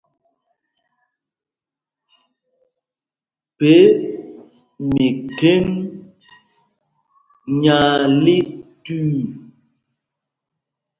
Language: Mpumpong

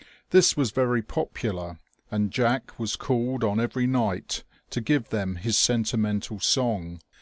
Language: English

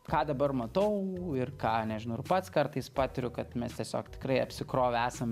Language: Lithuanian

